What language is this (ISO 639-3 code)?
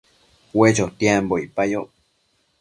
mcf